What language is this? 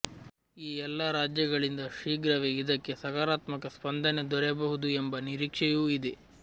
Kannada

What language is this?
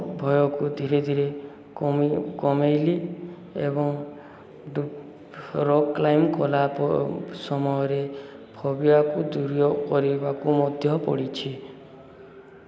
Odia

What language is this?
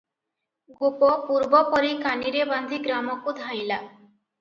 Odia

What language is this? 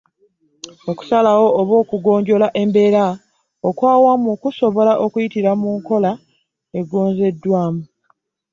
Ganda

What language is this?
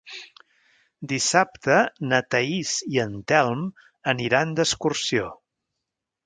Catalan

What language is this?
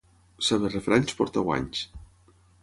Catalan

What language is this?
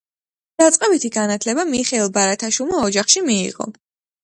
Georgian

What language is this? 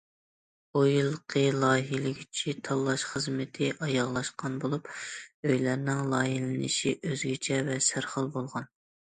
Uyghur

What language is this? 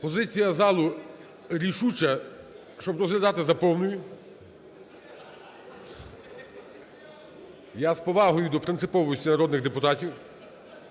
Ukrainian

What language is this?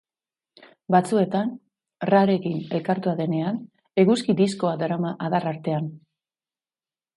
Basque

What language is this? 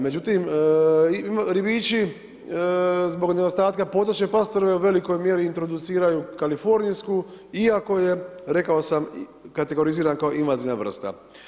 Croatian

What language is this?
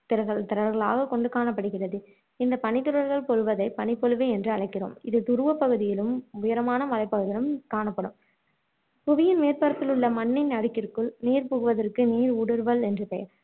Tamil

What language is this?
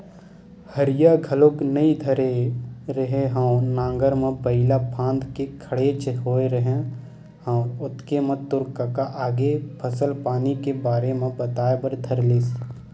Chhattisgarhi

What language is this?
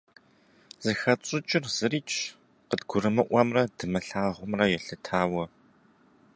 Kabardian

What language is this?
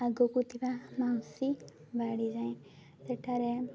Odia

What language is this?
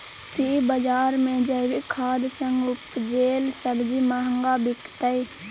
Maithili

